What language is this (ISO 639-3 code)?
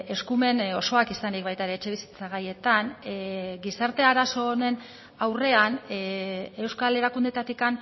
eus